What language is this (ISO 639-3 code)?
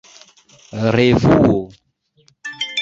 epo